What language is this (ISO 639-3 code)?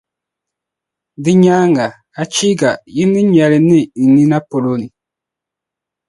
dag